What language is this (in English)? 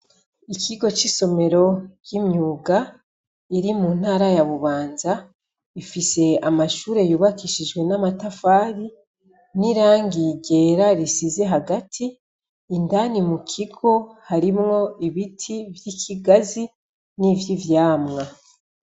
Rundi